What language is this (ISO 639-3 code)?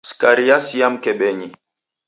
dav